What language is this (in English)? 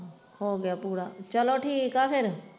Punjabi